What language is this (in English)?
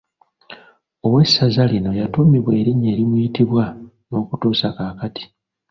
Ganda